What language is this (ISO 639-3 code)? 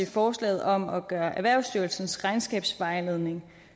dan